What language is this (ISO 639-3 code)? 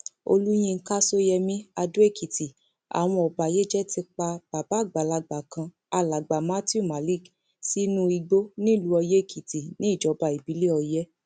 yor